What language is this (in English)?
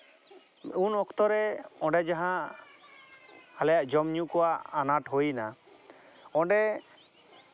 Santali